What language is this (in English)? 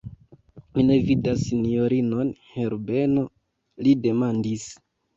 Esperanto